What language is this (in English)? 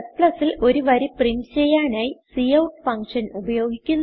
Malayalam